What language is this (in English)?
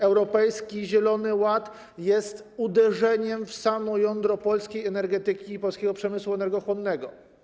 Polish